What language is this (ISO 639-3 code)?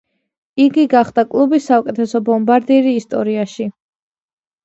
kat